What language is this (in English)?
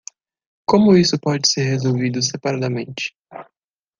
Portuguese